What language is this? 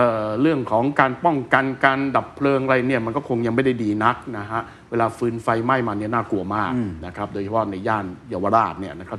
Thai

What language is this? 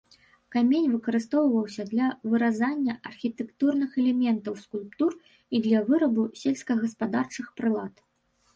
Belarusian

